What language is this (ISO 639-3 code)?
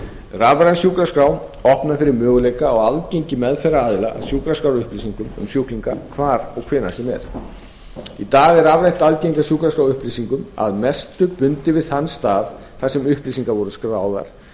isl